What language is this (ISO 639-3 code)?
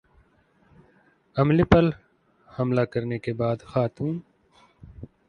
urd